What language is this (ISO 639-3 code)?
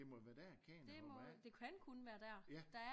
dan